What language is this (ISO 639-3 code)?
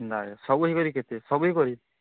ori